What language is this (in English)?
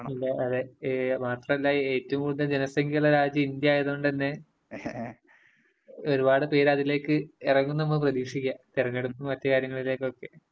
Malayalam